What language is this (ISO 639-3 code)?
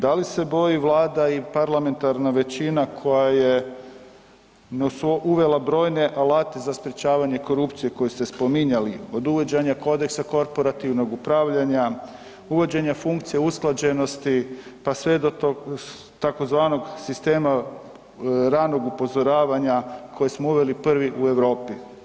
hrv